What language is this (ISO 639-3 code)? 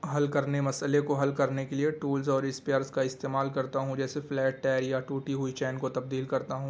urd